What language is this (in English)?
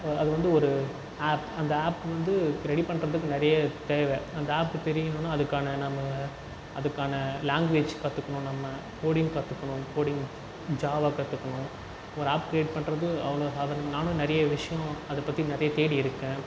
Tamil